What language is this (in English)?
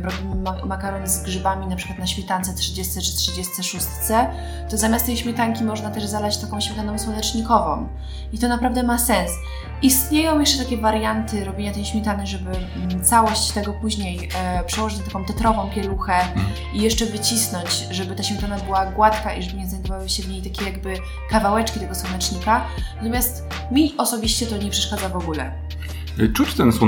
Polish